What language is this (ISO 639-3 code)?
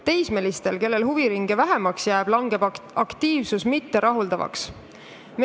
est